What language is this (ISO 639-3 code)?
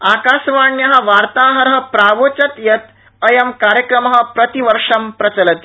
san